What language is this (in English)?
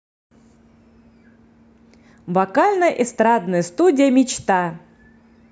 Russian